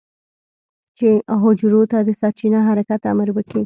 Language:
Pashto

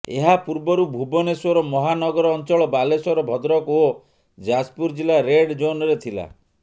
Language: Odia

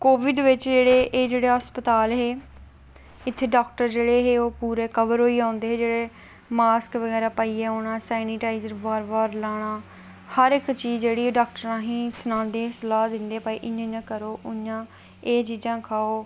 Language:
Dogri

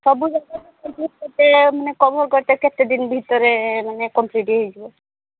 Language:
Odia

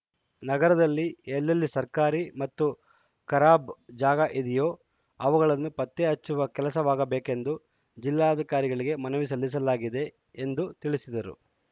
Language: Kannada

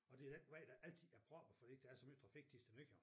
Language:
Danish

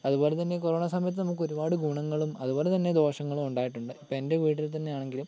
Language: Malayalam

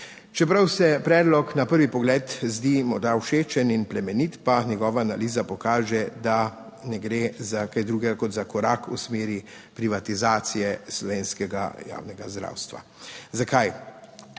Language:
Slovenian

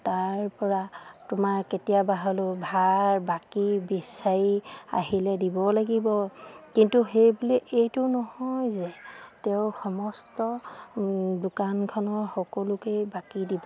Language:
Assamese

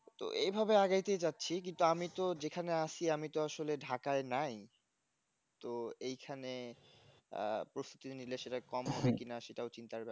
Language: Bangla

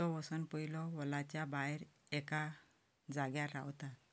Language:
Konkani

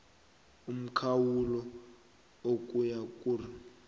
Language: South Ndebele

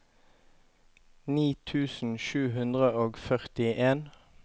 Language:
Norwegian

